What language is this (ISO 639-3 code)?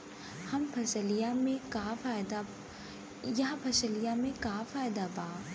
bho